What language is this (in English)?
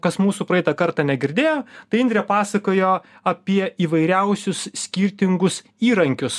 Lithuanian